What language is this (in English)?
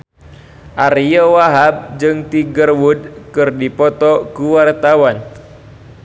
Sundanese